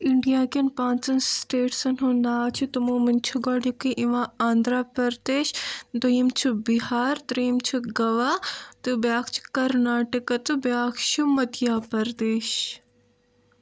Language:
Kashmiri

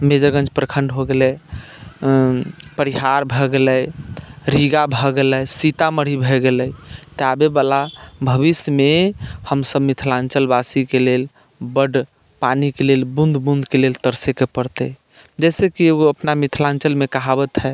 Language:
Maithili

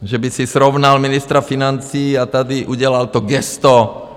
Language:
Czech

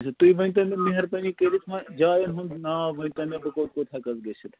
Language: Kashmiri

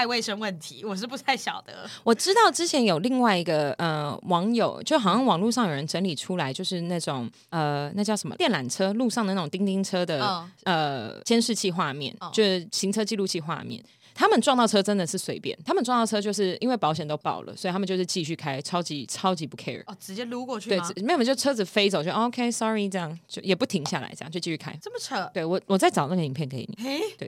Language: Chinese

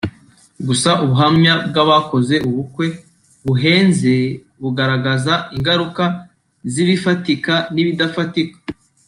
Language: Kinyarwanda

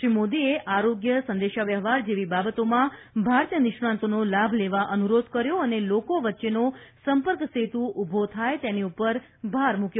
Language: Gujarati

